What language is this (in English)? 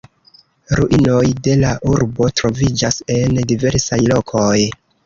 Esperanto